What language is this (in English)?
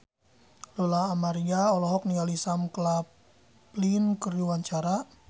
Sundanese